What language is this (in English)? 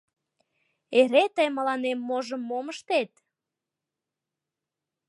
Mari